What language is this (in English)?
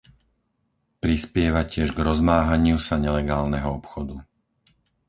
Slovak